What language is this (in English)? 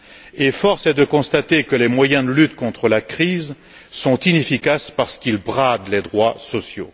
French